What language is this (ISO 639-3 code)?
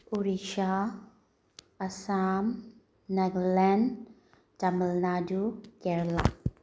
mni